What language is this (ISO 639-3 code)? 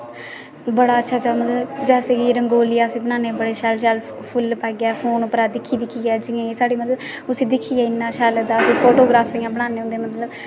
doi